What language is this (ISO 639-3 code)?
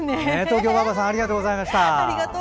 jpn